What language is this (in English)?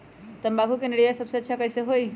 Magahi